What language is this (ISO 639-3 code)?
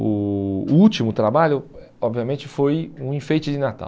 por